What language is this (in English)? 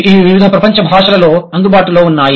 Telugu